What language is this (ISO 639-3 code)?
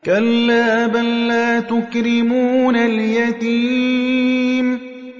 ara